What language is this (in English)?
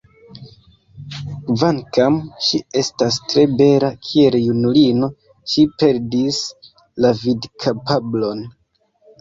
Esperanto